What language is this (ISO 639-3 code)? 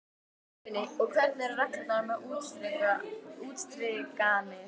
isl